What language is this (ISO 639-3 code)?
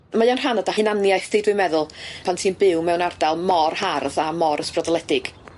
cym